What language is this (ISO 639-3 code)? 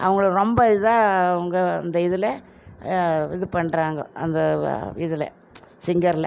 tam